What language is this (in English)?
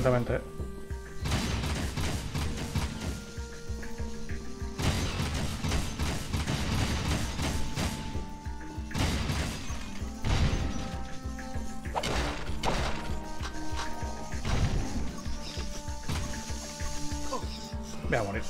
Spanish